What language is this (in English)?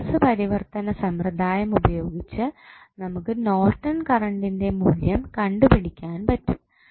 Malayalam